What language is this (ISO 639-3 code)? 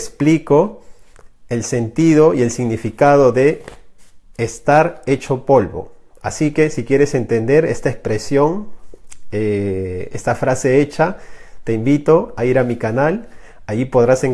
spa